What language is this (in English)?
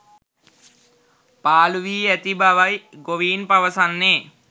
Sinhala